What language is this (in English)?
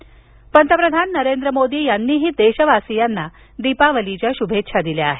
Marathi